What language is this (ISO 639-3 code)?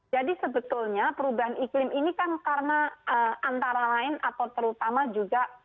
ind